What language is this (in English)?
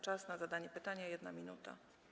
Polish